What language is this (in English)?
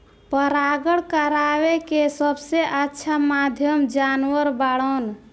Bhojpuri